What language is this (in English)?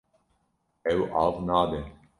Kurdish